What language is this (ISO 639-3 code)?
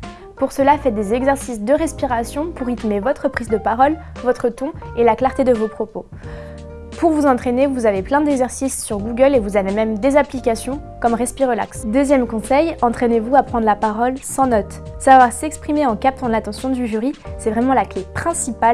fra